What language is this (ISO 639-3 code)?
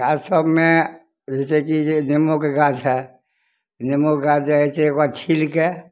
mai